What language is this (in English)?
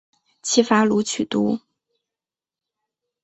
Chinese